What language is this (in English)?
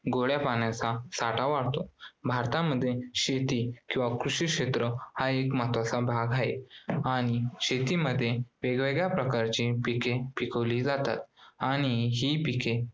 Marathi